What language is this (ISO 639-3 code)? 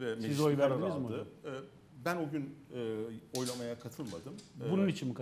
tur